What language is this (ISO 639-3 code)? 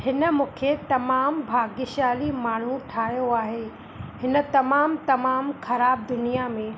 snd